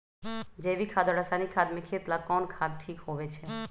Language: Magahi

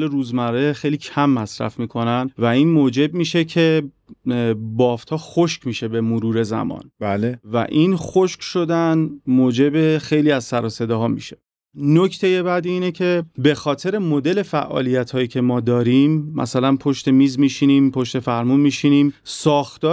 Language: Persian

